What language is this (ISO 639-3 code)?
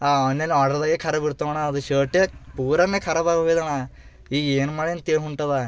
kan